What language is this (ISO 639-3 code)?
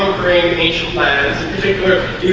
eng